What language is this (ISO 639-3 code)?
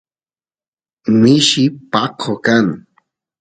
qus